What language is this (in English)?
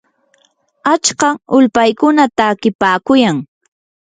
Yanahuanca Pasco Quechua